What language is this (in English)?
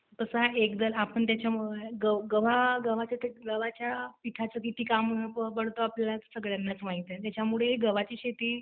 Marathi